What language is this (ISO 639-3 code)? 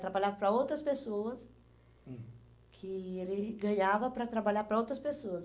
por